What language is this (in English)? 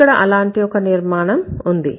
Telugu